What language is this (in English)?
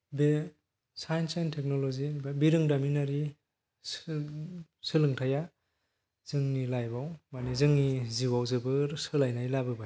Bodo